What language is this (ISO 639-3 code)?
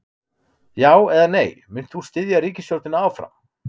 isl